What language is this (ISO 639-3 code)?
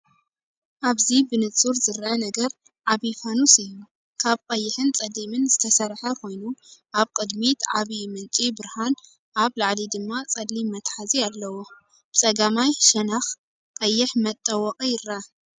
tir